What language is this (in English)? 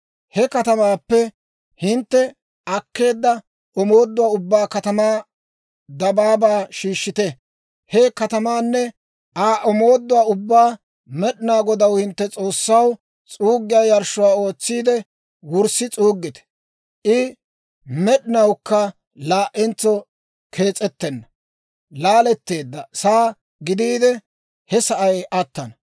Dawro